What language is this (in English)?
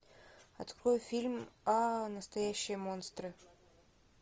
Russian